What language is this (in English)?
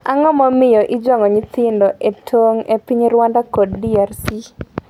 Luo (Kenya and Tanzania)